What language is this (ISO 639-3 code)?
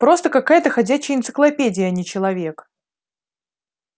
rus